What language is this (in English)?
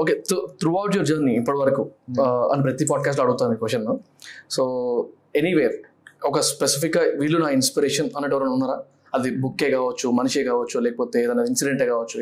Telugu